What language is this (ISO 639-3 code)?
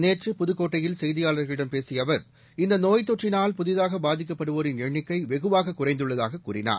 tam